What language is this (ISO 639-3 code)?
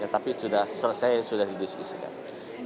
ind